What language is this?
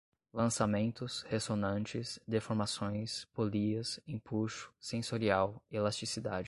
Portuguese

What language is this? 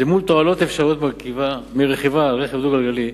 Hebrew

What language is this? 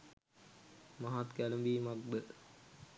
Sinhala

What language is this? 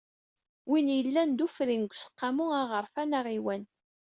Kabyle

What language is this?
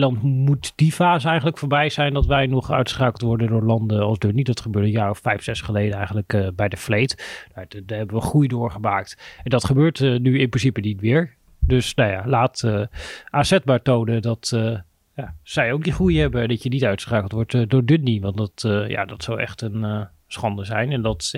Dutch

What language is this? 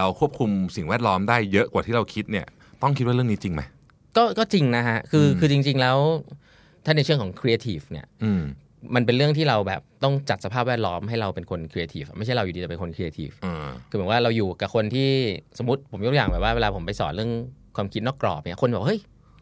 Thai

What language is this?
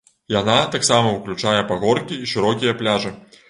Belarusian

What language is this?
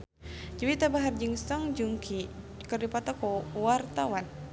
Sundanese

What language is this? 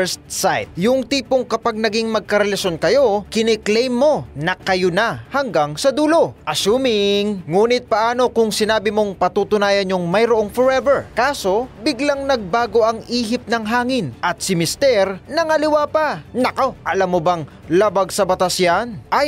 Filipino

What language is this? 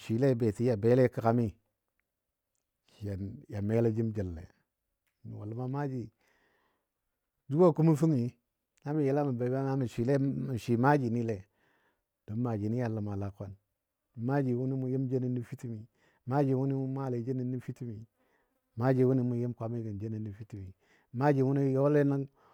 Dadiya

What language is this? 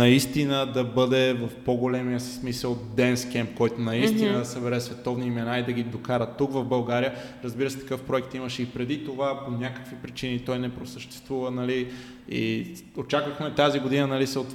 Bulgarian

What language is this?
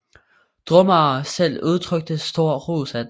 Danish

